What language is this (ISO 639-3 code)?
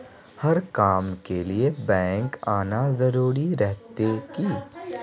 mag